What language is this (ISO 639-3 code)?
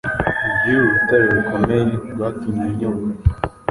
kin